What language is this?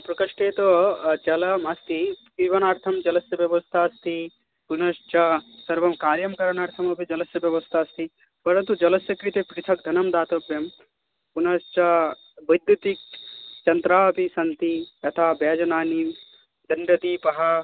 Sanskrit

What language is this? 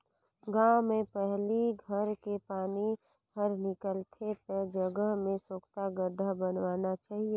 Chhattisgarhi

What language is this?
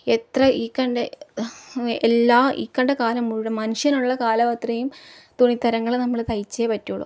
Malayalam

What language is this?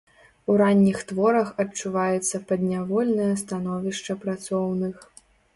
Belarusian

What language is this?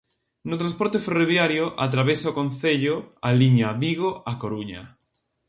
Galician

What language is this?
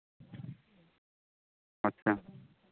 Bangla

